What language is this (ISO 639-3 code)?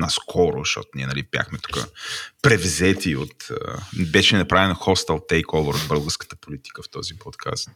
bul